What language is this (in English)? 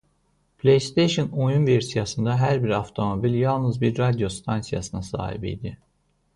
Azerbaijani